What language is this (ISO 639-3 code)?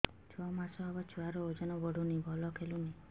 ori